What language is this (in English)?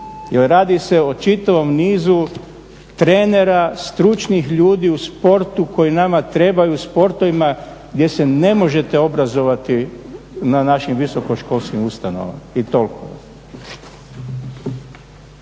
Croatian